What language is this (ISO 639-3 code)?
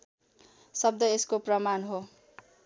nep